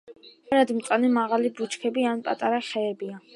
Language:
Georgian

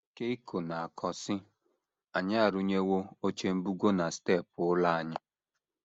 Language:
Igbo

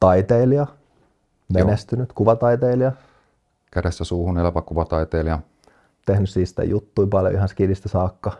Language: Finnish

